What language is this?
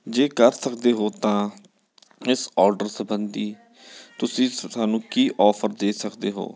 Punjabi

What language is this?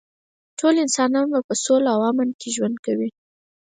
Pashto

